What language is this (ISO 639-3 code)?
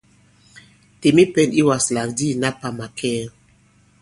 abb